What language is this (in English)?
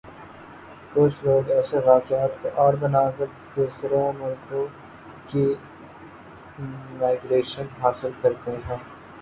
Urdu